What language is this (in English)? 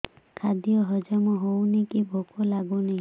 Odia